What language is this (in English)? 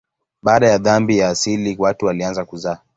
Swahili